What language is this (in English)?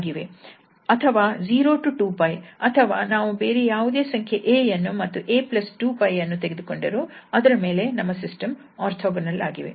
Kannada